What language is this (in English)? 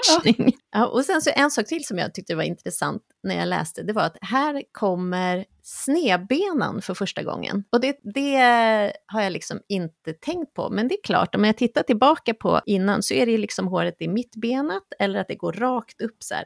Swedish